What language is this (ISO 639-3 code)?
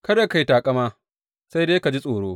hau